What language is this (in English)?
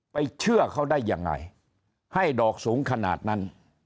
Thai